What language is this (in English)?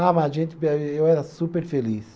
Portuguese